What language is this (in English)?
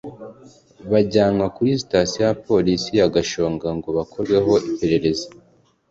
Kinyarwanda